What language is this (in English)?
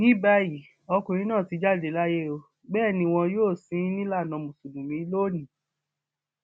Yoruba